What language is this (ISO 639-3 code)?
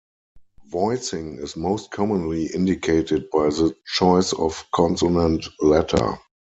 eng